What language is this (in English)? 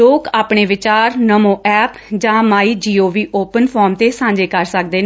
Punjabi